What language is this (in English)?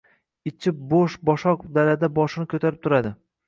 Uzbek